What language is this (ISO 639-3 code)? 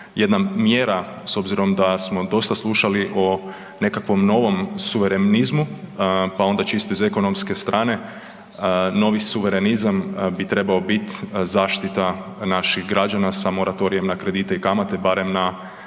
hrv